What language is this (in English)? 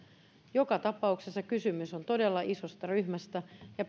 Finnish